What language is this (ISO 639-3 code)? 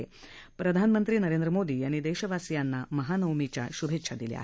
mar